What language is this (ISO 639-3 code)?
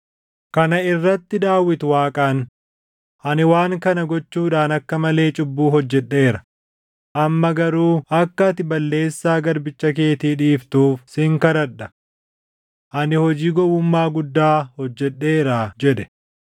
orm